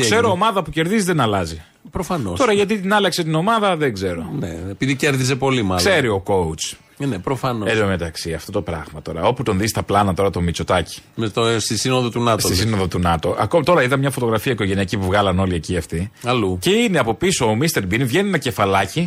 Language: Greek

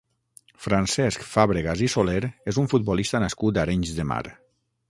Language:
Catalan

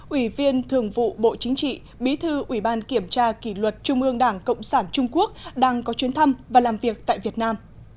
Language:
Vietnamese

